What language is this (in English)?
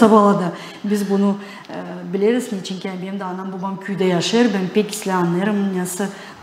Turkish